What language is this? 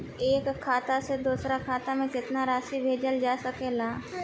Bhojpuri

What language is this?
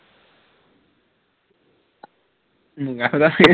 Assamese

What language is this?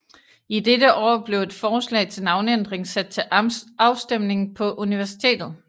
Danish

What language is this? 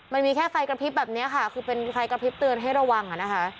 Thai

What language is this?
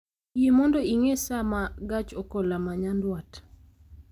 Luo (Kenya and Tanzania)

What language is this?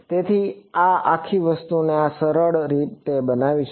Gujarati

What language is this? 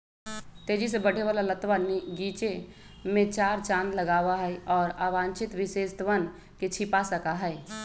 Magahi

